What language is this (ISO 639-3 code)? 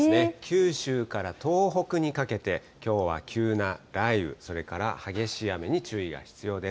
jpn